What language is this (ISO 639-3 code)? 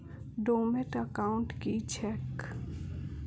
mai